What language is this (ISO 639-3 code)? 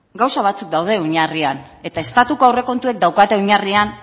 eus